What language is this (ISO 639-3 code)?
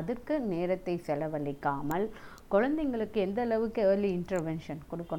tam